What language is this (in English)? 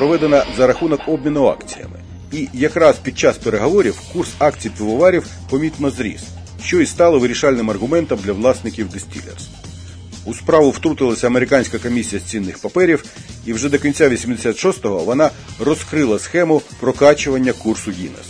Ukrainian